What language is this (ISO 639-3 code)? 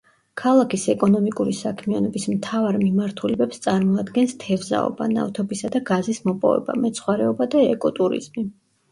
kat